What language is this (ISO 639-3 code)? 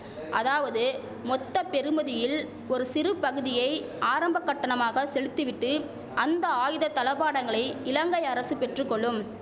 tam